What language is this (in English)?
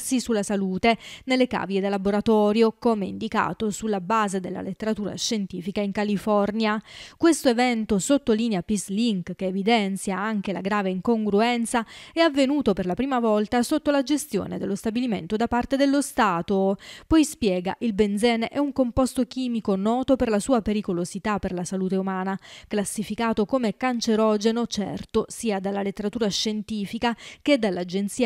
Italian